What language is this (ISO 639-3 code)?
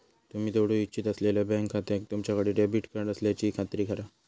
mar